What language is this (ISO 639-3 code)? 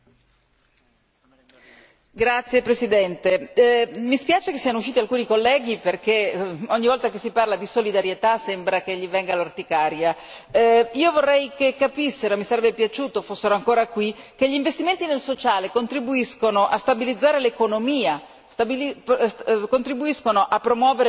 ita